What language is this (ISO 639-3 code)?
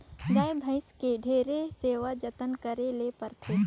hne